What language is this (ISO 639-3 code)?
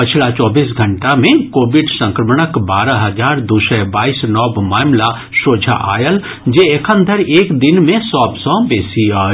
mai